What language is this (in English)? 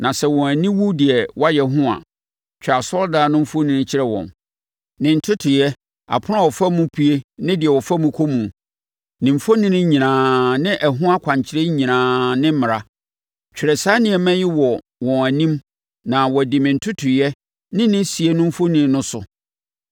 Akan